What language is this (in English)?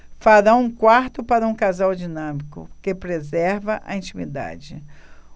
Portuguese